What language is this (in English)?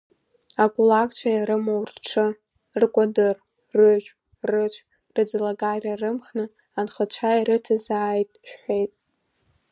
Abkhazian